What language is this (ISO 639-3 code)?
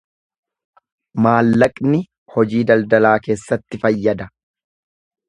orm